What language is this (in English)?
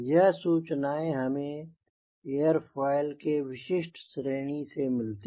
Hindi